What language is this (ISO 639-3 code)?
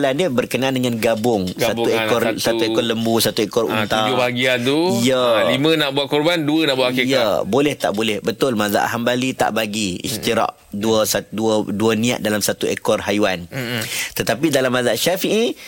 msa